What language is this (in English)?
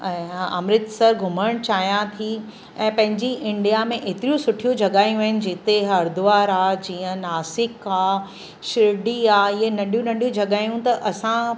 Sindhi